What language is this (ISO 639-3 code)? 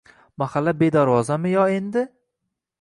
uzb